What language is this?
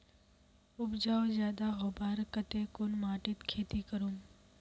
Magahi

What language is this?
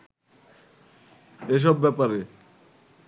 Bangla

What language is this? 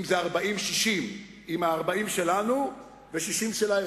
Hebrew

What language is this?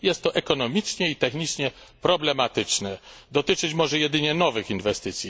Polish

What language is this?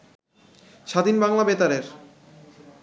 Bangla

